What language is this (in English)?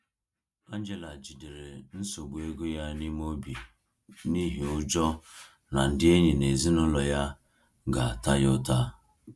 Igbo